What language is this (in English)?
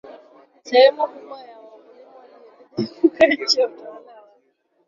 Swahili